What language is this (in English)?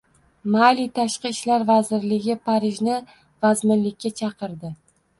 Uzbek